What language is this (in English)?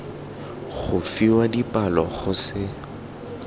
Tswana